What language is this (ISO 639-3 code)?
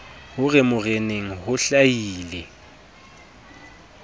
sot